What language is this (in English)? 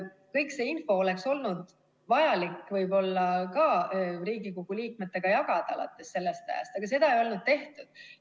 Estonian